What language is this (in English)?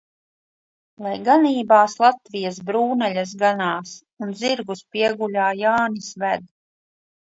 Latvian